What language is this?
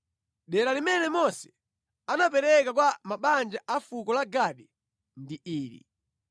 Nyanja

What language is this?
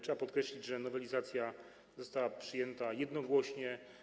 Polish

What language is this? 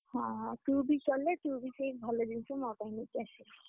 Odia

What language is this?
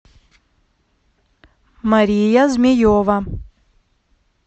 Russian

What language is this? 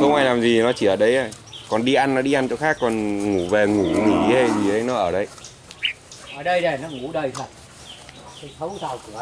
Vietnamese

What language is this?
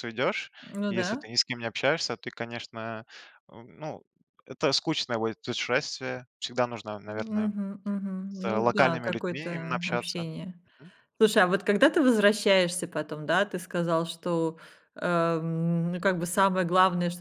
Russian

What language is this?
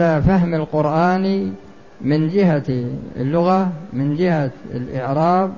Arabic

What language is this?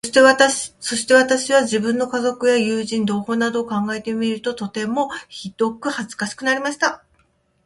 Japanese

